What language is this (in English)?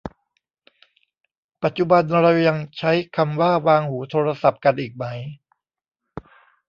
Thai